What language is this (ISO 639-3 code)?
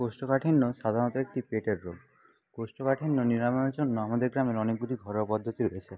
ben